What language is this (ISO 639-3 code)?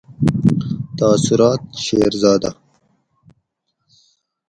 gwc